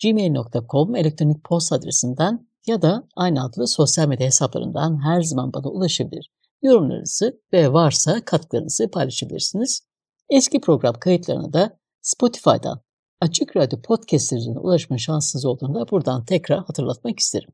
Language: Turkish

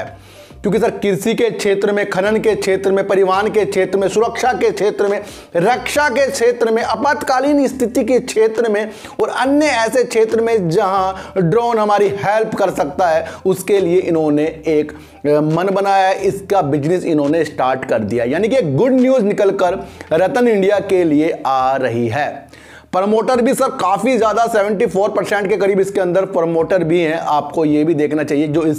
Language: Hindi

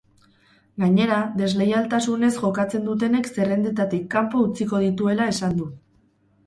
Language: Basque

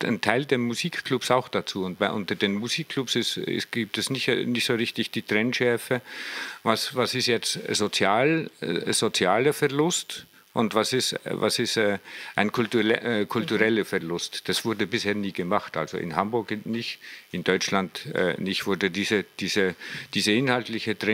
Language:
German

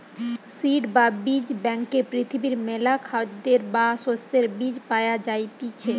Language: Bangla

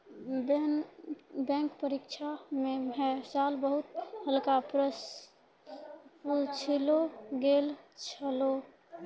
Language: Maithili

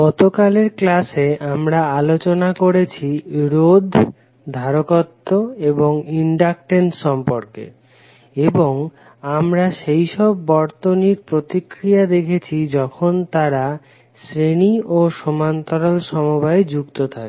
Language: Bangla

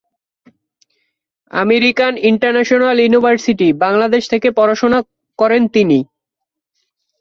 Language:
Bangla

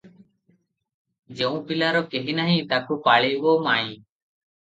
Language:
Odia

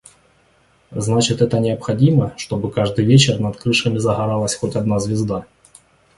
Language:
Russian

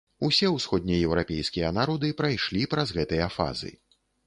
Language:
Belarusian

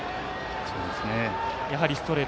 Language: Japanese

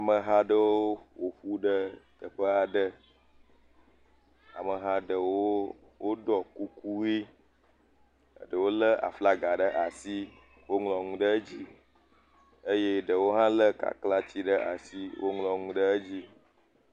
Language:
Ewe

